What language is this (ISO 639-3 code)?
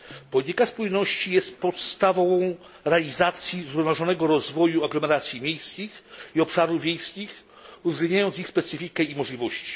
pol